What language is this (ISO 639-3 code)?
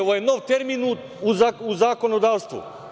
srp